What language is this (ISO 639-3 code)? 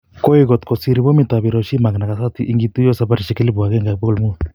kln